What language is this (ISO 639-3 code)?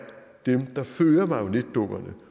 dan